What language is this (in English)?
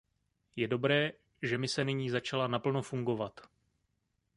Czech